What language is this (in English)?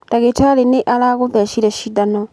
Kikuyu